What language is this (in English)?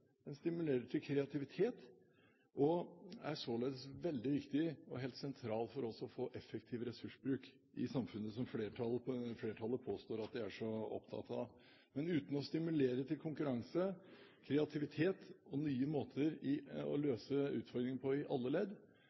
Norwegian Bokmål